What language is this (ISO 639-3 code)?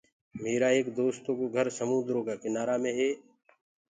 ggg